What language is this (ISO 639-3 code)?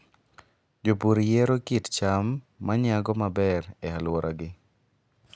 luo